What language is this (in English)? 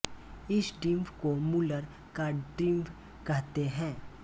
Hindi